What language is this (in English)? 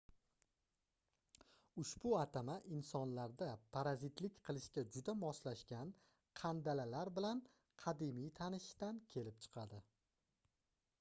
Uzbek